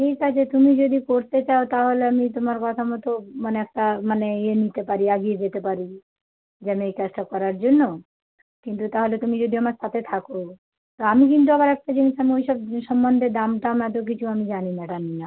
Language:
Bangla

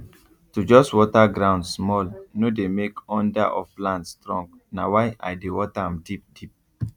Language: Nigerian Pidgin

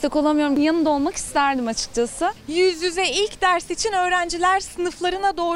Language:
Turkish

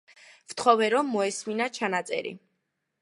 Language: Georgian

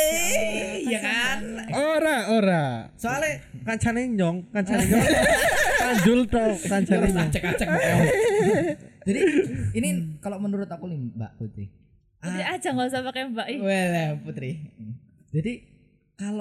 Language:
Indonesian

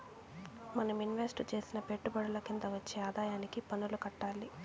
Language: Telugu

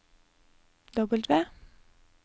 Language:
Norwegian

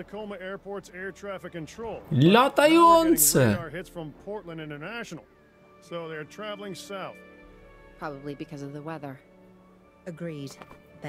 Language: Polish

